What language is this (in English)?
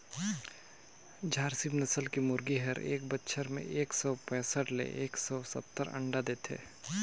Chhattisgarhi